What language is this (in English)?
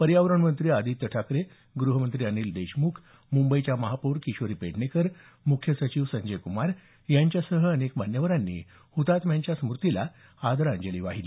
Marathi